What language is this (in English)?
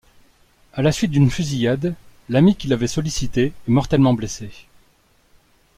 French